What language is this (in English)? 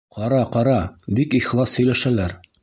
Bashkir